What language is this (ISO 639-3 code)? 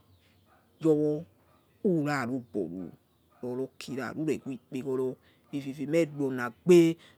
ets